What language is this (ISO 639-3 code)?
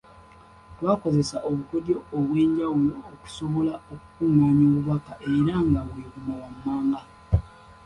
lug